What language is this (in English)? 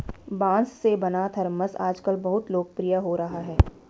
Hindi